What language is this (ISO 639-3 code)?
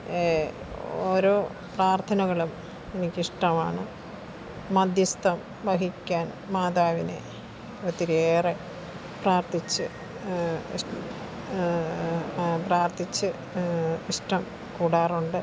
mal